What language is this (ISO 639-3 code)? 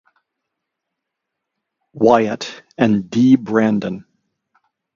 eng